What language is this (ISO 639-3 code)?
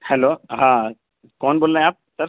urd